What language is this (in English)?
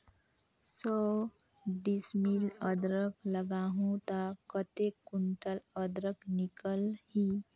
Chhattisgarhi